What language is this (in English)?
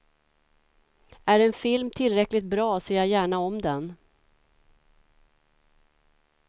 Swedish